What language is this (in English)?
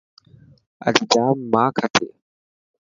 Dhatki